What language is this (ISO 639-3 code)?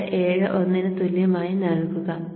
mal